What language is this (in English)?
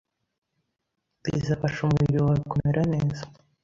Kinyarwanda